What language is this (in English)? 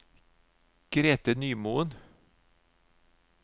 Norwegian